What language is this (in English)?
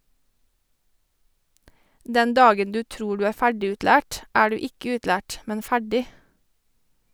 Norwegian